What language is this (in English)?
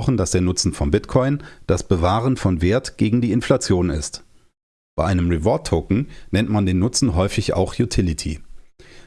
German